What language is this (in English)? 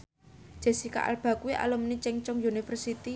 Javanese